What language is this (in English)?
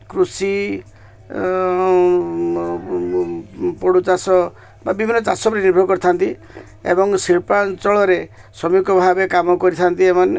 Odia